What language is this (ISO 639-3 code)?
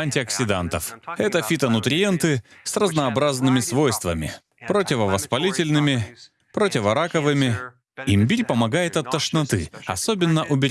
rus